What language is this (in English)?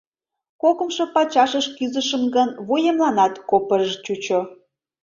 Mari